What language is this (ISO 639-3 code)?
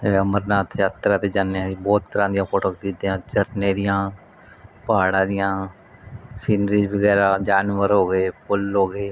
pan